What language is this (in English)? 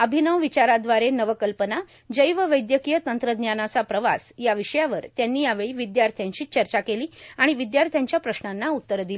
Marathi